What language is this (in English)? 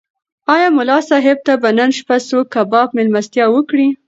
Pashto